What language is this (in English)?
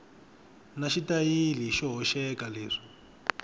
Tsonga